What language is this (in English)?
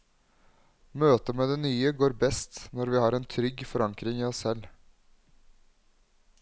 Norwegian